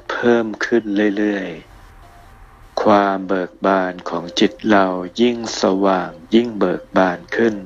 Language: Thai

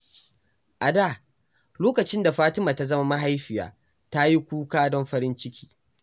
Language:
Hausa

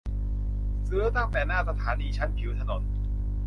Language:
Thai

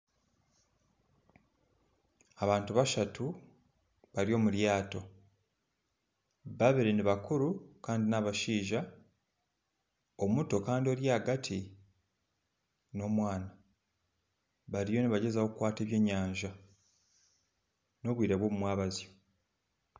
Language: Nyankole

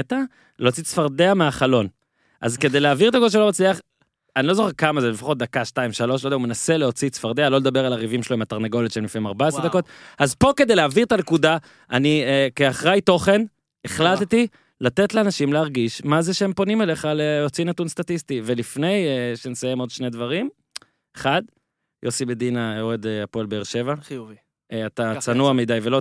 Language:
Hebrew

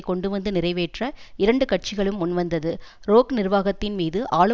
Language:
Tamil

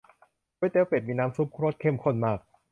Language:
Thai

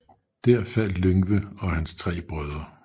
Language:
Danish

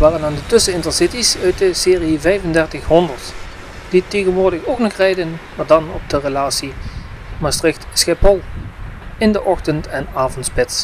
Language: Dutch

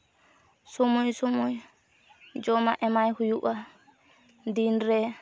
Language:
Santali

